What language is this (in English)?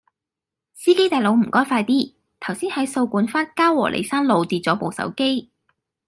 Cantonese